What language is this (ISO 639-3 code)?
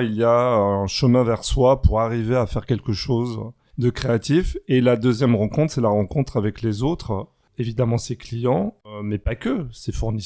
fra